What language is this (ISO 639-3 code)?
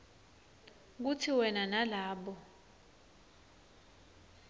ssw